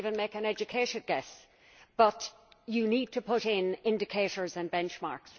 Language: English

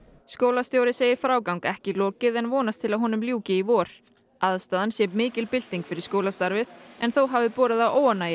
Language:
Icelandic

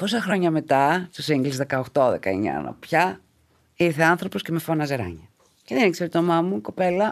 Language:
Greek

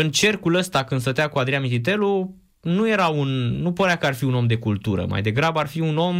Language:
Romanian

